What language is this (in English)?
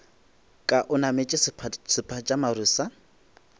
Northern Sotho